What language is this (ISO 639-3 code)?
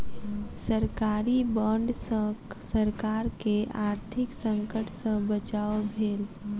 mai